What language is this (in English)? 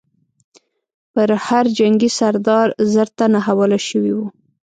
Pashto